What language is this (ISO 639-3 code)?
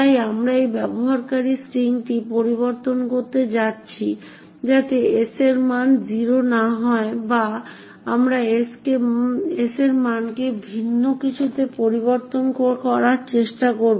ben